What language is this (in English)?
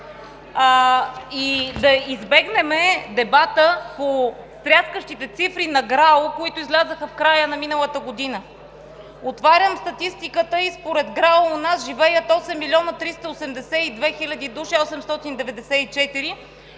Bulgarian